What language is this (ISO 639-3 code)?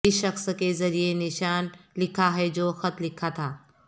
urd